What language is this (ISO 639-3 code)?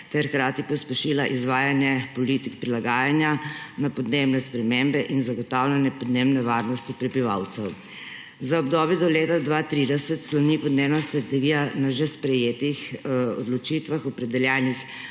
slv